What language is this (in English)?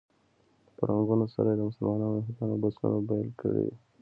Pashto